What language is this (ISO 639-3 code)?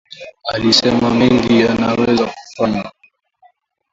swa